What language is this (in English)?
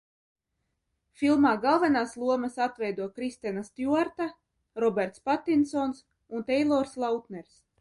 Latvian